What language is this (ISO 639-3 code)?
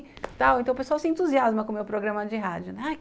por